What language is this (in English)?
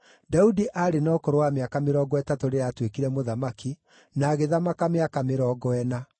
Kikuyu